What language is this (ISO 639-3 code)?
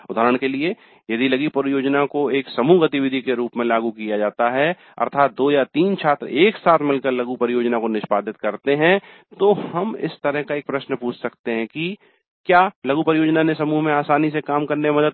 hin